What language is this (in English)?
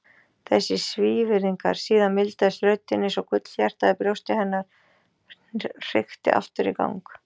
Icelandic